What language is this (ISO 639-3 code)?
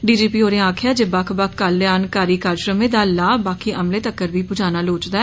doi